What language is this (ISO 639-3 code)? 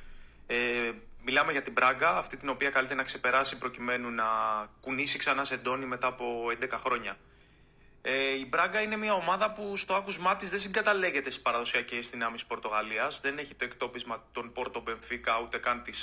ell